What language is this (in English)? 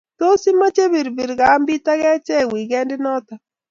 Kalenjin